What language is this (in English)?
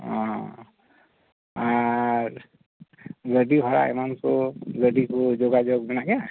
Santali